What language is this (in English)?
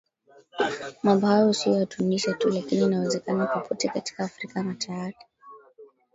Swahili